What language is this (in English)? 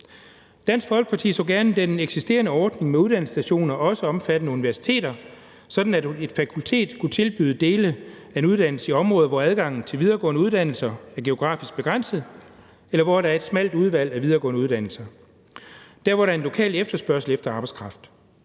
Danish